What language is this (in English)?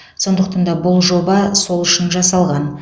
Kazakh